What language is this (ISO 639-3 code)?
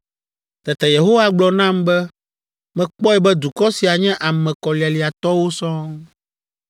ewe